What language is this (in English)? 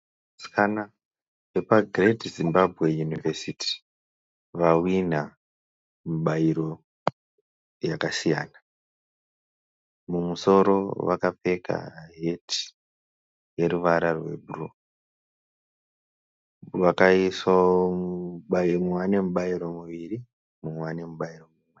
Shona